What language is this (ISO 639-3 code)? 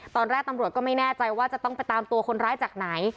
tha